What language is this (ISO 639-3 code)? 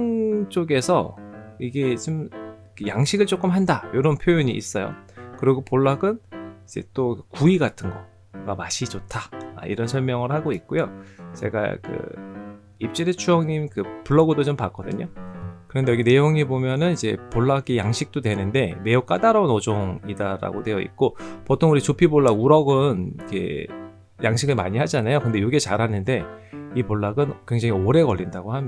kor